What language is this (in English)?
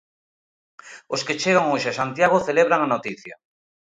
Galician